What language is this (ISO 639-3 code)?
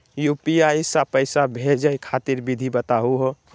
mag